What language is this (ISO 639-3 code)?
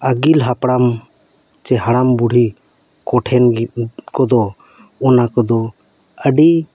sat